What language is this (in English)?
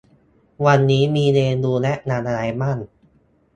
Thai